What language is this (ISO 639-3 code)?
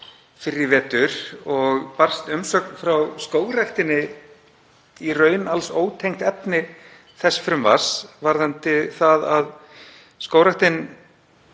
isl